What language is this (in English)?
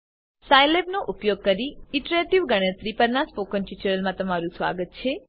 Gujarati